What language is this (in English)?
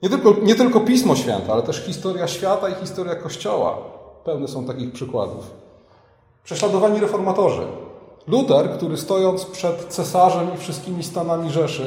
Polish